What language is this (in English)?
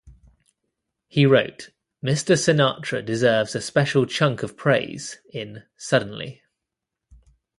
English